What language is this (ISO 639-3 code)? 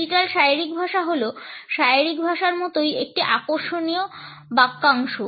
ben